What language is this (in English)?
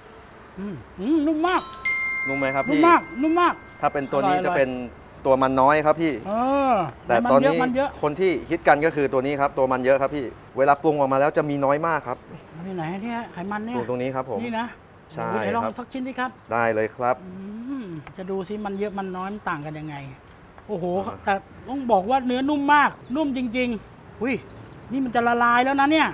Thai